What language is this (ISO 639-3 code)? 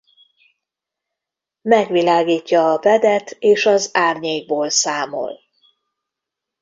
hun